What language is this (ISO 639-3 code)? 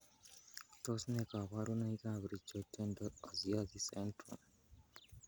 kln